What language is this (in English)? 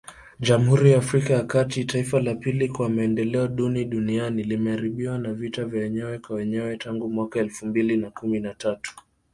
Swahili